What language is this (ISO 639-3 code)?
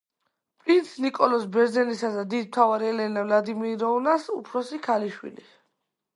kat